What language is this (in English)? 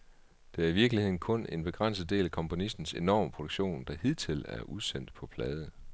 Danish